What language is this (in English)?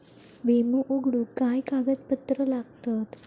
Marathi